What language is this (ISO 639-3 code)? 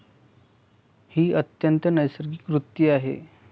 mar